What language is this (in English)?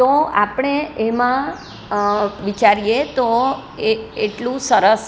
Gujarati